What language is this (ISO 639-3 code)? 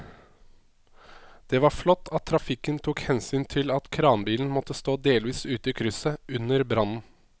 nor